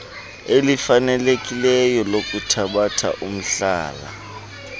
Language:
Xhosa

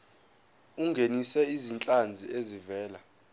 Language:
Zulu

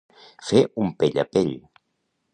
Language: Catalan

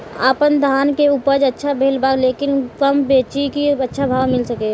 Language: Bhojpuri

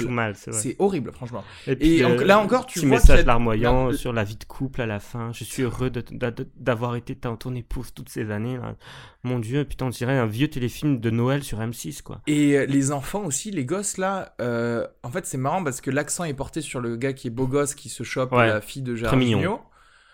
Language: French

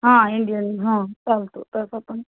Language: Marathi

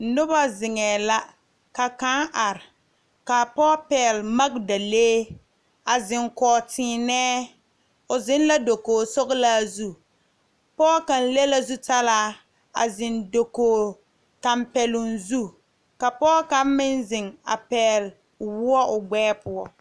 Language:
Southern Dagaare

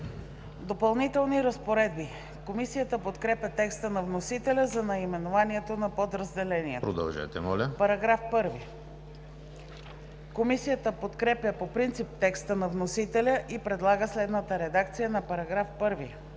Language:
Bulgarian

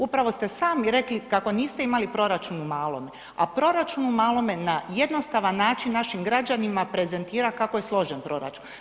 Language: Croatian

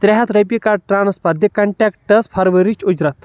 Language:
Kashmiri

